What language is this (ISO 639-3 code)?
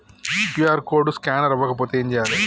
tel